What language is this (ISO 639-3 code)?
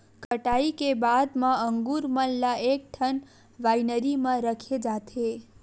hne